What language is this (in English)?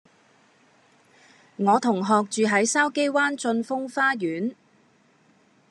Cantonese